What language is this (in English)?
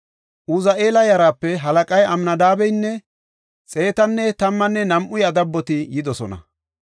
Gofa